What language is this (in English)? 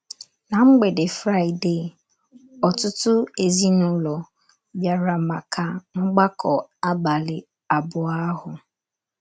Igbo